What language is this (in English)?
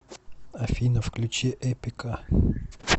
Russian